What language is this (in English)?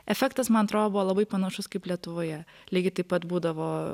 Lithuanian